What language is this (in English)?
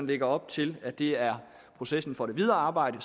Danish